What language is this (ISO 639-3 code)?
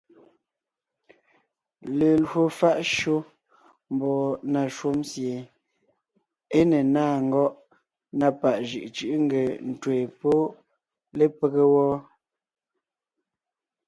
nnh